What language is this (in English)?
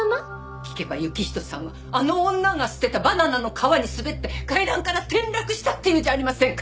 Japanese